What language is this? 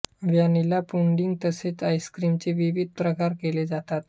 Marathi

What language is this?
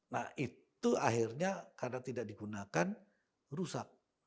Indonesian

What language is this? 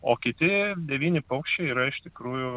Lithuanian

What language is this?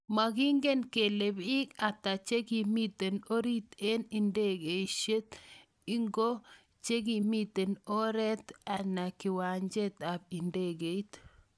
Kalenjin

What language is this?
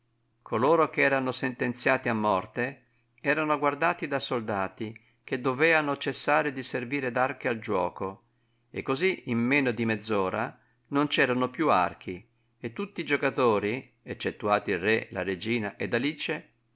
Italian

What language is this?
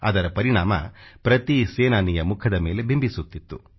Kannada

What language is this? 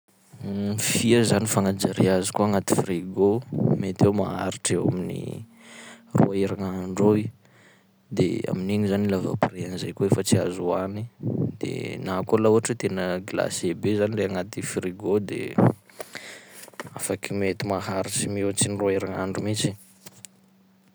Sakalava Malagasy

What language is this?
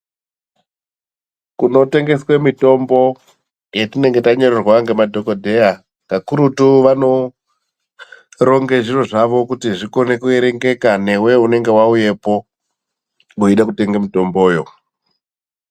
Ndau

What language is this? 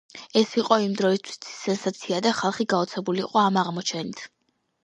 Georgian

